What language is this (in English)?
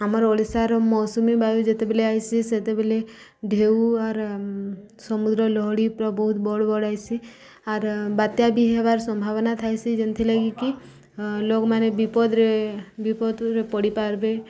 Odia